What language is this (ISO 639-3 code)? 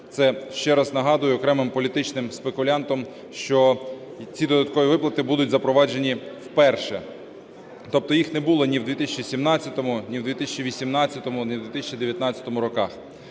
ukr